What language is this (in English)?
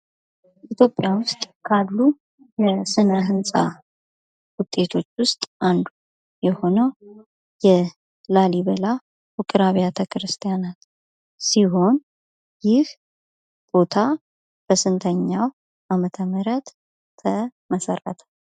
Amharic